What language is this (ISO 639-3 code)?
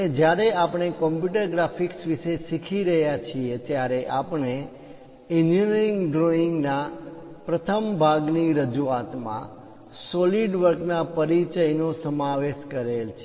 guj